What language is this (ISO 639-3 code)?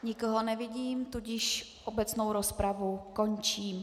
ces